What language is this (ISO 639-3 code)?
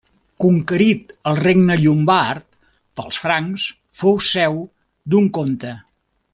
cat